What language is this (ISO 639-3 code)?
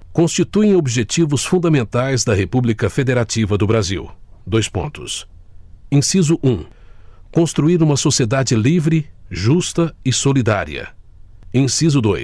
por